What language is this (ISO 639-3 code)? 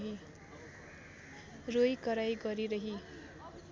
nep